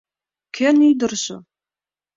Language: Mari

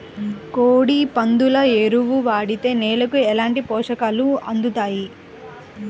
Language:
Telugu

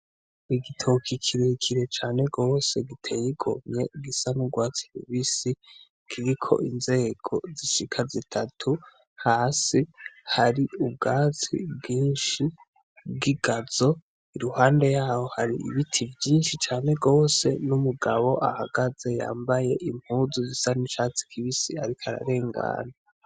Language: Rundi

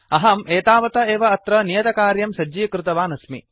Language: Sanskrit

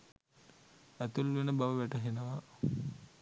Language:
Sinhala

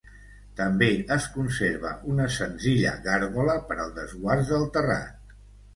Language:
Catalan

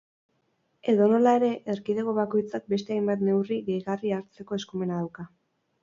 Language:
Basque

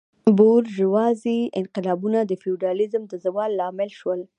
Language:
Pashto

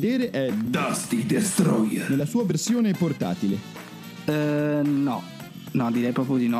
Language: Italian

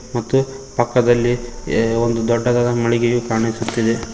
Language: Kannada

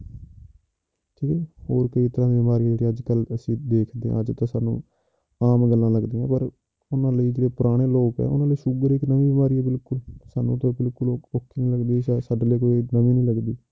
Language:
Punjabi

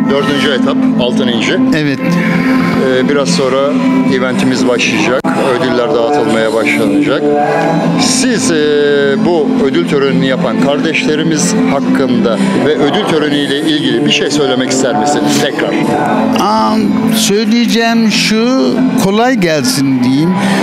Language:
Turkish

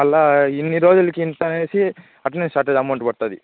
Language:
Telugu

